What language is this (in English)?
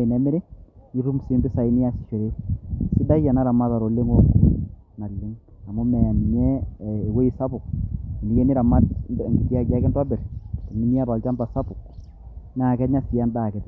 Masai